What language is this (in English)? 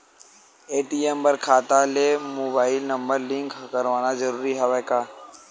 Chhattisgarhi